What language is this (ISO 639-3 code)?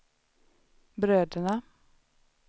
swe